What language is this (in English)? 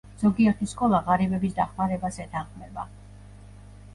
Georgian